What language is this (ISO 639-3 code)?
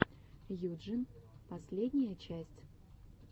rus